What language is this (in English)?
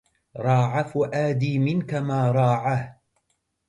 Arabic